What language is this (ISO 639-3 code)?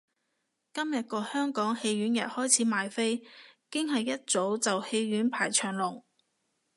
yue